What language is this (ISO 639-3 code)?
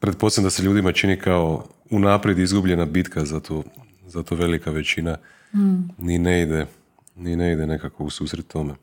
hrv